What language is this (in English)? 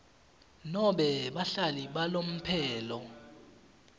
Swati